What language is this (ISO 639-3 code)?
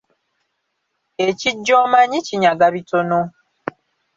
lug